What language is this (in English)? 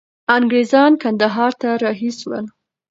Pashto